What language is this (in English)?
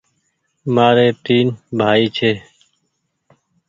Goaria